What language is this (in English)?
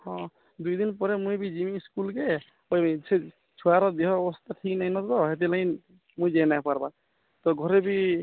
Odia